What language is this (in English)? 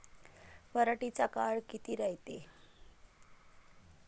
Marathi